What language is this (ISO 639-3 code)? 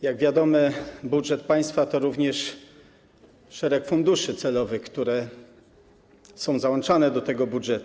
pol